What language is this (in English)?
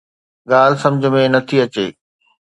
Sindhi